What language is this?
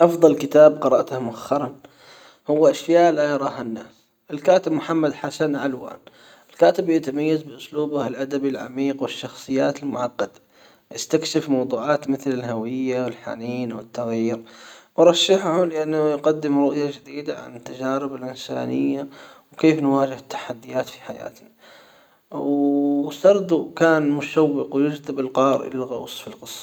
Hijazi Arabic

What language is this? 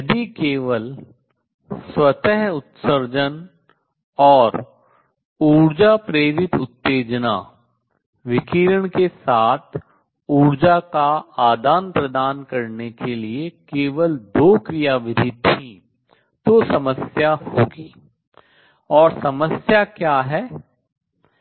Hindi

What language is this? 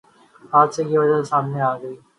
Urdu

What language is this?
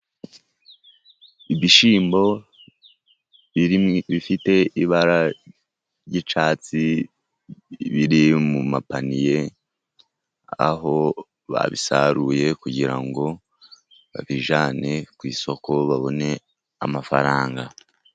Kinyarwanda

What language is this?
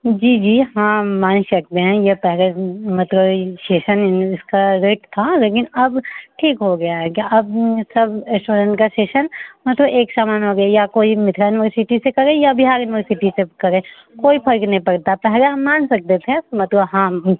Hindi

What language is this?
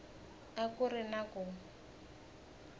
Tsonga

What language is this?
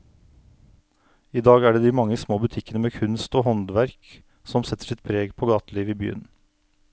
Norwegian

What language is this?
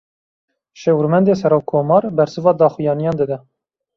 Kurdish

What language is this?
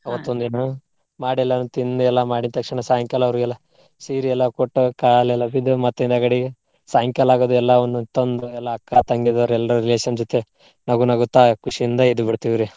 Kannada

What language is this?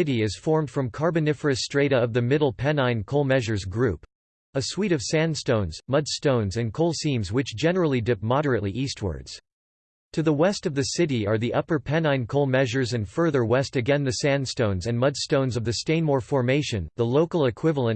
English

